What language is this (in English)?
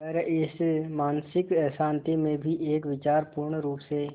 Hindi